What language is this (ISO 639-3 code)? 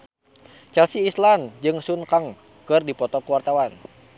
sun